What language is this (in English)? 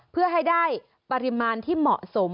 Thai